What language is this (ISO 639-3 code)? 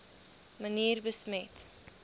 afr